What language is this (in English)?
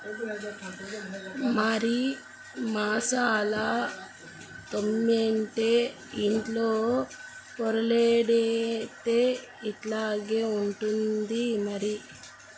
Telugu